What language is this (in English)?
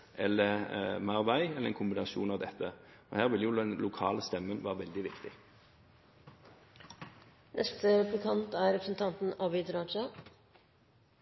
Norwegian